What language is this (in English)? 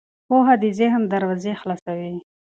Pashto